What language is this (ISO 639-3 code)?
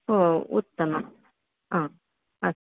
san